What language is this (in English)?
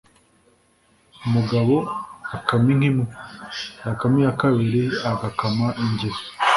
Kinyarwanda